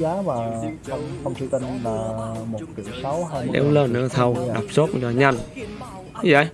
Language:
Vietnamese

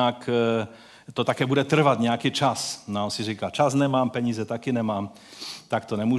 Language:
Czech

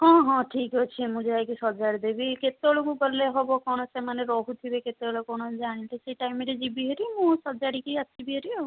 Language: Odia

